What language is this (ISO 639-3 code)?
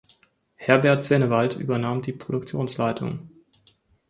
deu